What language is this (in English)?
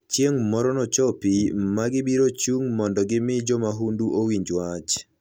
Luo (Kenya and Tanzania)